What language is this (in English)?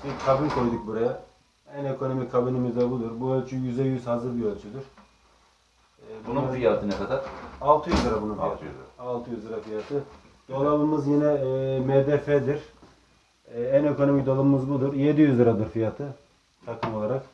Turkish